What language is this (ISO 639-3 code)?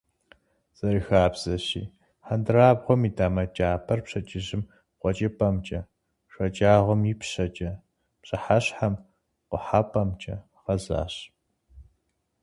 kbd